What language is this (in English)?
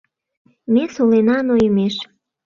Mari